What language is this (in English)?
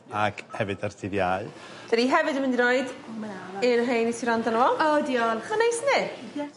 Welsh